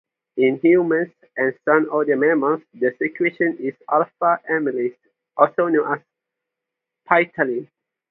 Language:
English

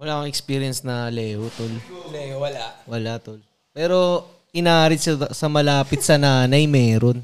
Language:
Filipino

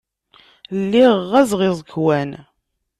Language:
Kabyle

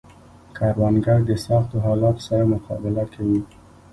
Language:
Pashto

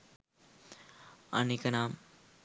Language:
Sinhala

